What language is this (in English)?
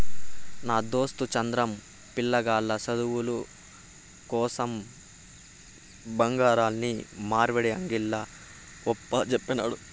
Telugu